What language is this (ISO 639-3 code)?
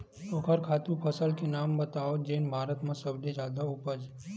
hne